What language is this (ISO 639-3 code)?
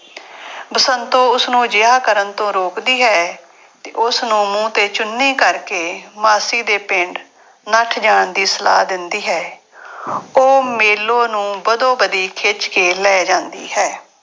pan